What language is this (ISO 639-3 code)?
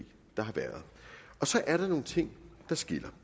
dan